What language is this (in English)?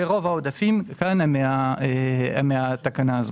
Hebrew